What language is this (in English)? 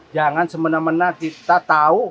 Indonesian